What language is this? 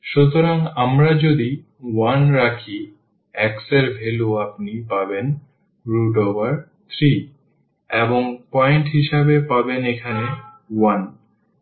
Bangla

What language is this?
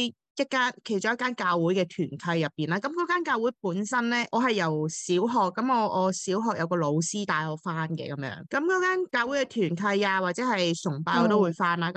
Chinese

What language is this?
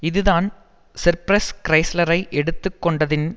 Tamil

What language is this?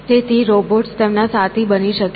Gujarati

